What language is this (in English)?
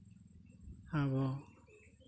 Santali